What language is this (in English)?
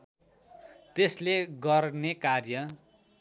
Nepali